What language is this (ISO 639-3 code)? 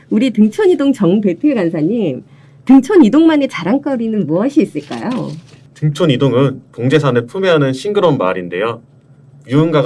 kor